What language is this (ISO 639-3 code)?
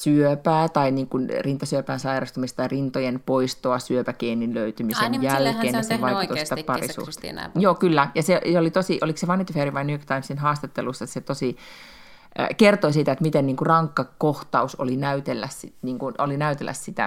fin